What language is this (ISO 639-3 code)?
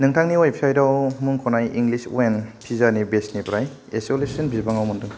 brx